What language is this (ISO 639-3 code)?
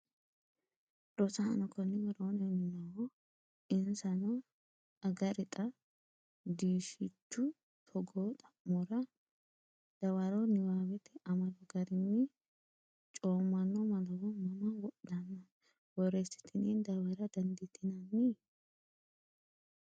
sid